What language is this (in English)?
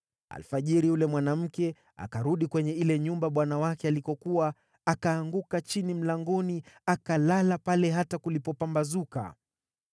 Swahili